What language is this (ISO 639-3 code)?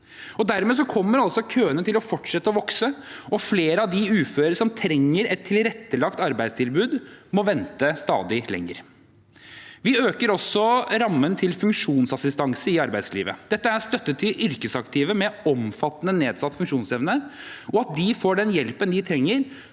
nor